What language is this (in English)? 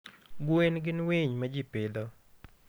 Luo (Kenya and Tanzania)